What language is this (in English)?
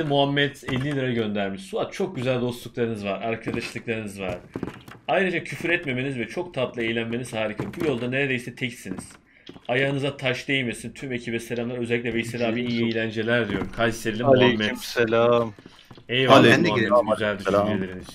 Turkish